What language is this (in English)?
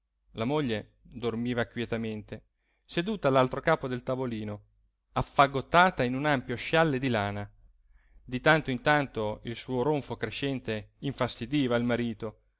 Italian